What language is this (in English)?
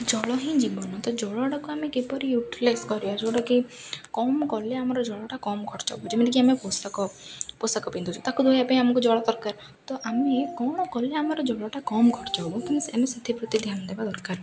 Odia